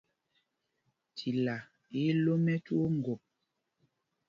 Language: Mpumpong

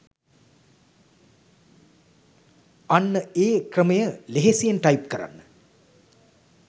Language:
Sinhala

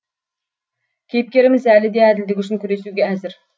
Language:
Kazakh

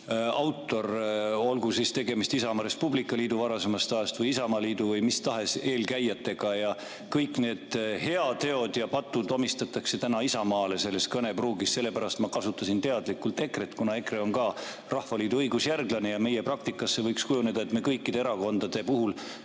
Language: Estonian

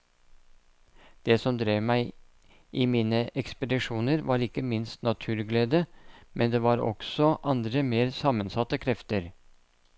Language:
Norwegian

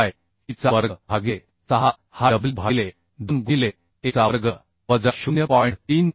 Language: Marathi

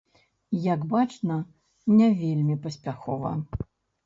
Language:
Belarusian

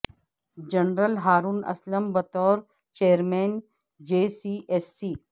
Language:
Urdu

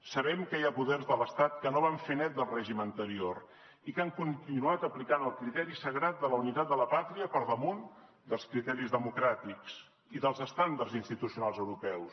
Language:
Catalan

